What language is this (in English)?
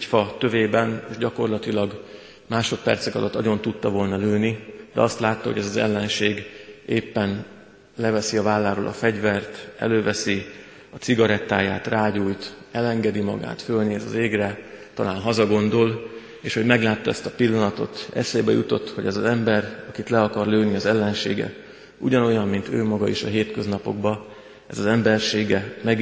Hungarian